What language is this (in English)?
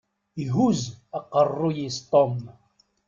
Kabyle